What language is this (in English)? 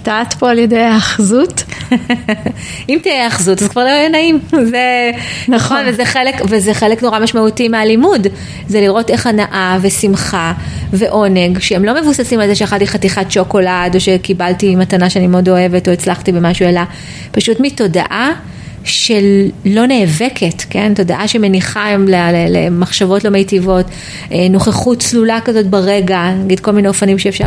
Hebrew